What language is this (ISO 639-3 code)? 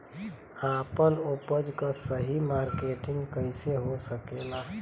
bho